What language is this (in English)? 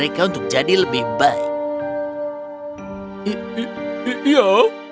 Indonesian